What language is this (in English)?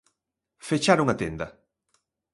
Galician